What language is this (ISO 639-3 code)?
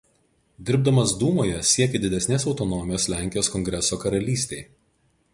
lit